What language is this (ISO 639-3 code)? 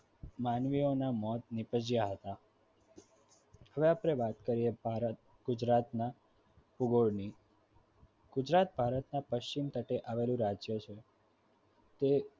guj